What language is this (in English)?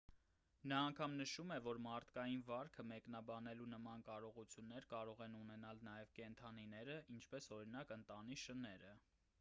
Armenian